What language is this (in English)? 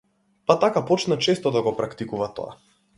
Macedonian